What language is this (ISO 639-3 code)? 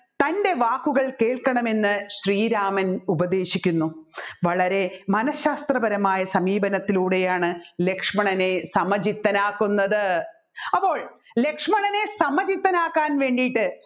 mal